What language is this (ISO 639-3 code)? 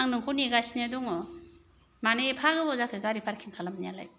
brx